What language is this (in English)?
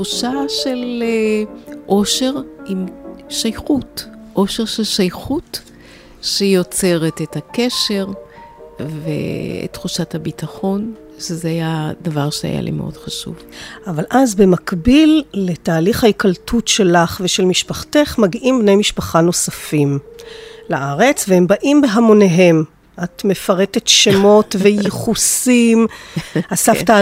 Hebrew